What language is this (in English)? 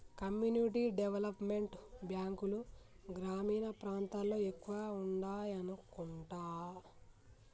Telugu